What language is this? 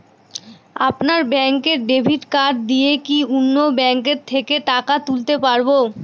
Bangla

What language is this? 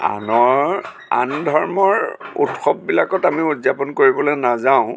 Assamese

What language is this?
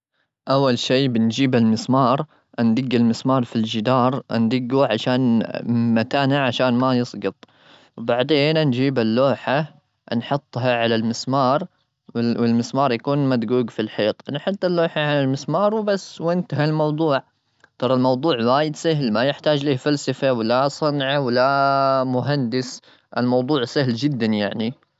Gulf Arabic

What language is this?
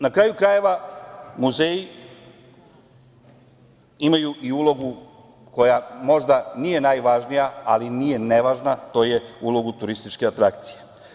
Serbian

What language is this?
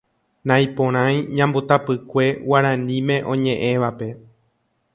Guarani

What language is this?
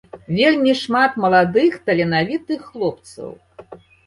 Belarusian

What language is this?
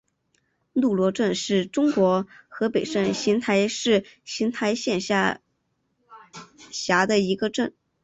Chinese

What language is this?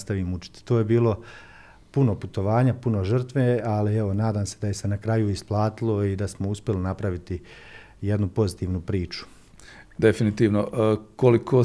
Croatian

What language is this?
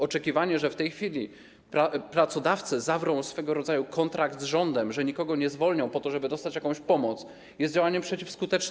Polish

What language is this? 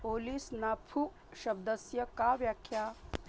Sanskrit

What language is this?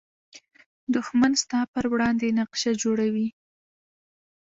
Pashto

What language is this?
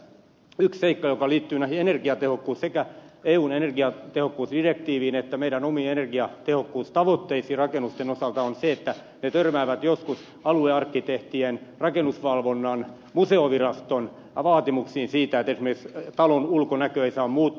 Finnish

